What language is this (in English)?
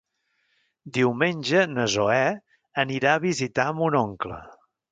Catalan